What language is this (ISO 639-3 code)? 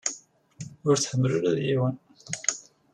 kab